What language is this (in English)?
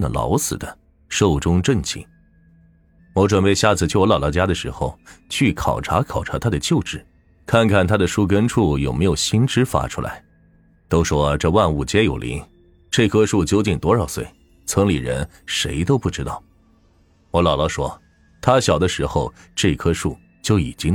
Chinese